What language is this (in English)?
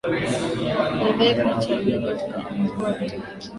Swahili